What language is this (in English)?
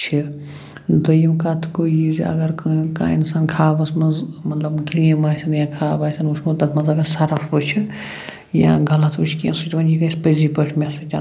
Kashmiri